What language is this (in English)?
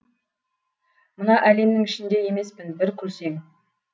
Kazakh